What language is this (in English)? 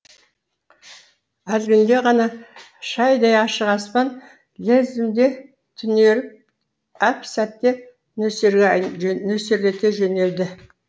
Kazakh